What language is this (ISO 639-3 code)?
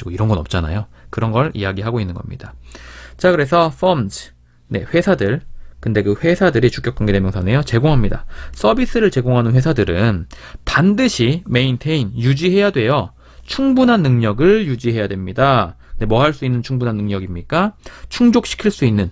kor